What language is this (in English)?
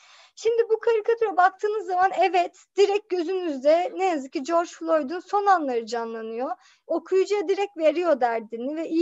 Turkish